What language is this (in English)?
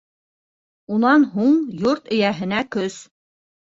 Bashkir